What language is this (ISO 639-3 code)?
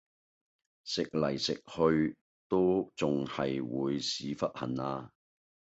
yue